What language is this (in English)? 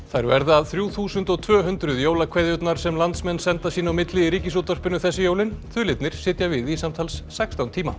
Icelandic